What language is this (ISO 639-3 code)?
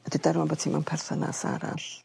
cym